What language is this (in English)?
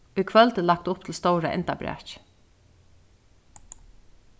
Faroese